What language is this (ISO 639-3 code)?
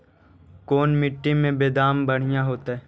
mag